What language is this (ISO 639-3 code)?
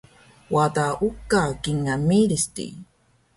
trv